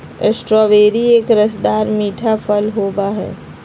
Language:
Magahi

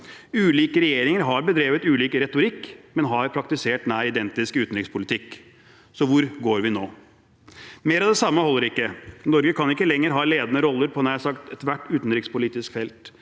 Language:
Norwegian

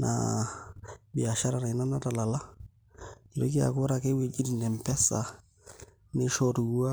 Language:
Masai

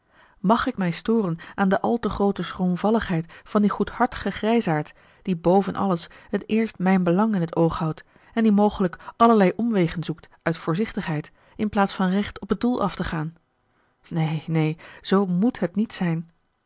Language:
Dutch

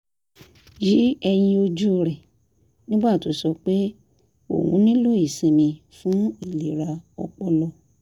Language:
Yoruba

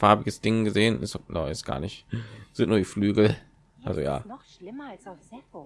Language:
German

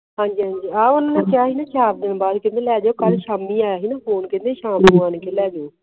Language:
Punjabi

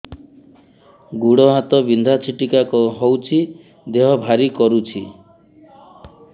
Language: Odia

